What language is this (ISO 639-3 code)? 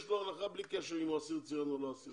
heb